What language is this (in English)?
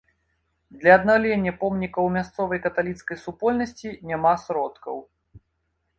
Belarusian